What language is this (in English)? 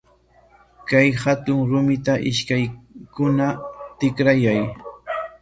Corongo Ancash Quechua